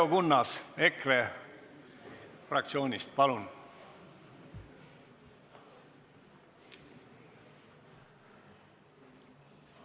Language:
Estonian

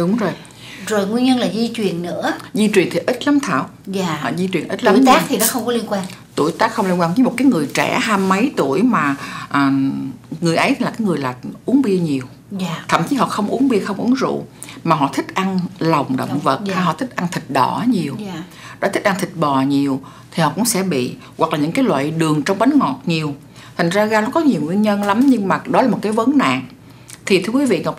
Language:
Vietnamese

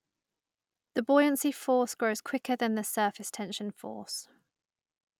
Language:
English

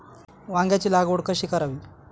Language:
Marathi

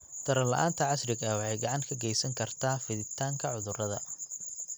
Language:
Somali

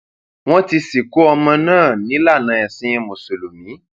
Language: Yoruba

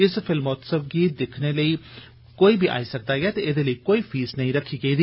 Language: Dogri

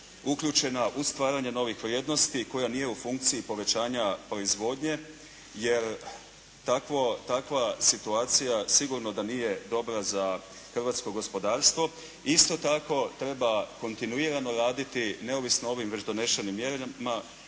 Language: Croatian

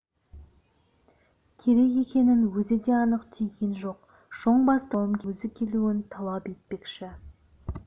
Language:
Kazakh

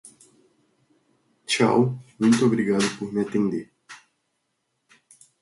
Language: Portuguese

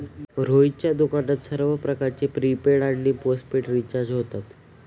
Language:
Marathi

